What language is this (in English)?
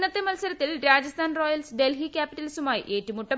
Malayalam